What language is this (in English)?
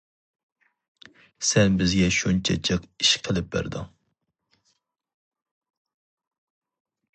Uyghur